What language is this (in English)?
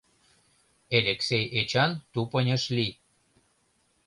Mari